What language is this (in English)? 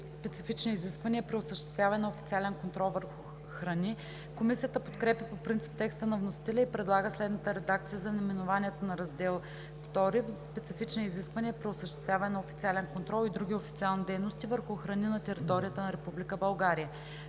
Bulgarian